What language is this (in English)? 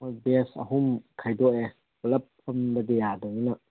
Manipuri